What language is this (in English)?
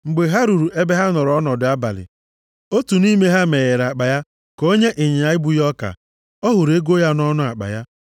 Igbo